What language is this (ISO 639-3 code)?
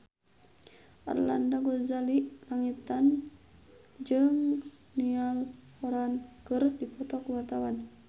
sun